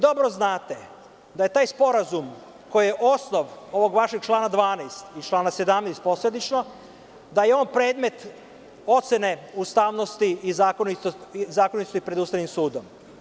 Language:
Serbian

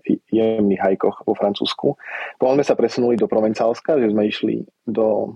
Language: Slovak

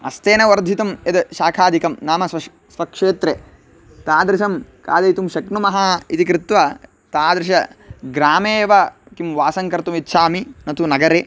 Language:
Sanskrit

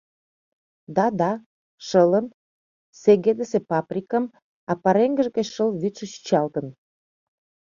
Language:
Mari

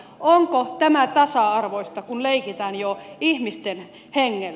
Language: Finnish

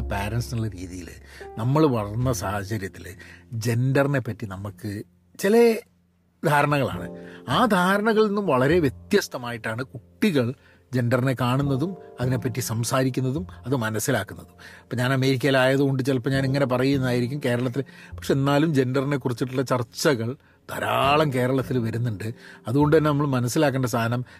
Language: Malayalam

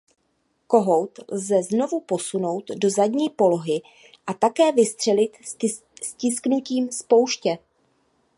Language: Czech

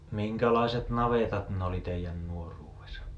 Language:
Finnish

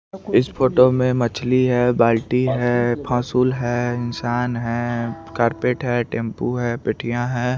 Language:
Hindi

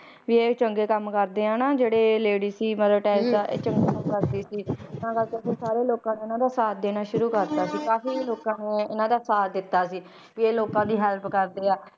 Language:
Punjabi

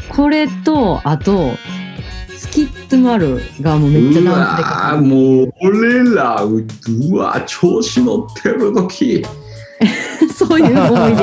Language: Japanese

